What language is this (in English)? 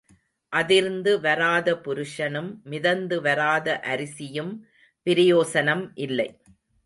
Tamil